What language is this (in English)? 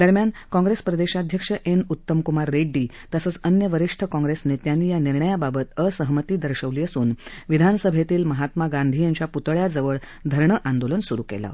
Marathi